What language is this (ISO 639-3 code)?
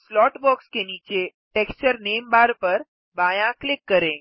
hin